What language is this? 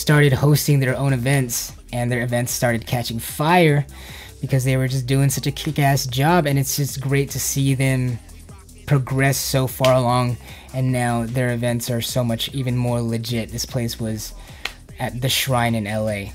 English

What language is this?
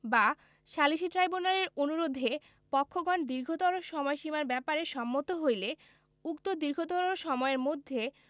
Bangla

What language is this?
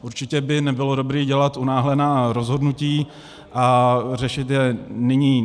Czech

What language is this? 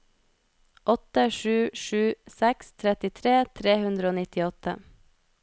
Norwegian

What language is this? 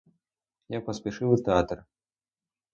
Ukrainian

